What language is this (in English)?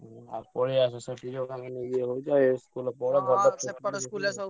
Odia